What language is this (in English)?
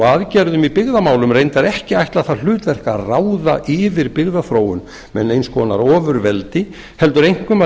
Icelandic